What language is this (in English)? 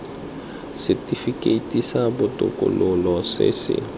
Tswana